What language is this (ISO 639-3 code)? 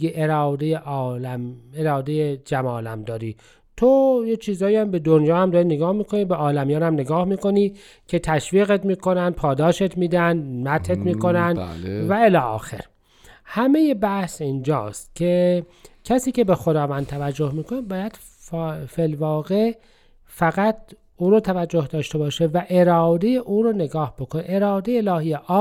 fas